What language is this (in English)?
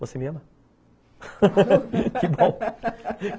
Portuguese